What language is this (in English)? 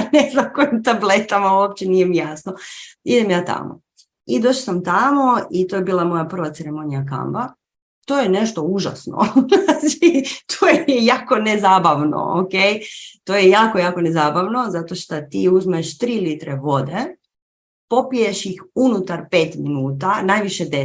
Croatian